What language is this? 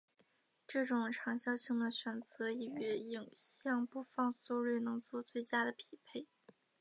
Chinese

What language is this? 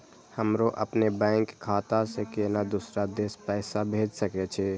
Maithili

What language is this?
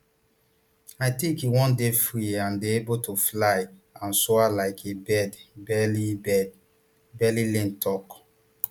Nigerian Pidgin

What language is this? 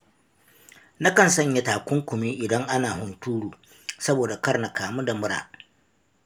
Hausa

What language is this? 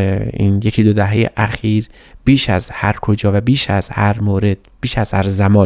Persian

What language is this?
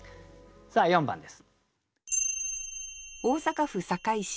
Japanese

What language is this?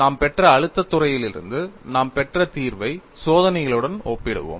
Tamil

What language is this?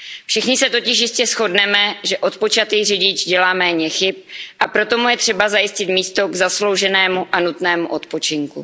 Czech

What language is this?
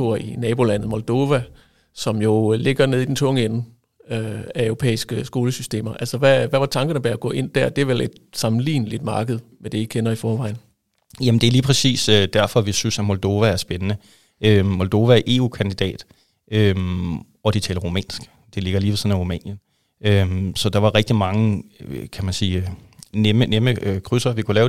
Danish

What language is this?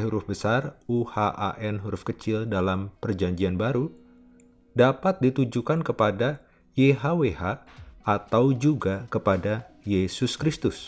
Indonesian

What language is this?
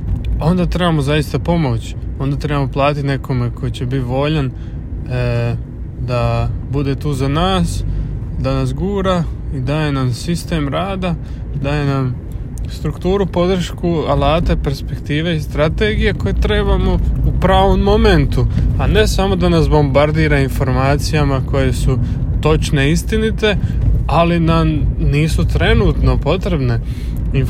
Croatian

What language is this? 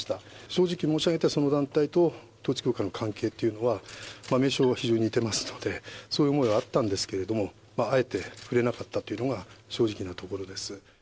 Japanese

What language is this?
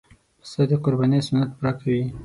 Pashto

